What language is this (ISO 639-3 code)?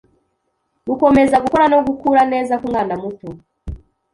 kin